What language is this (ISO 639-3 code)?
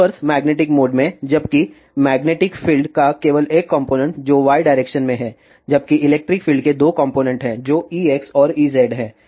hin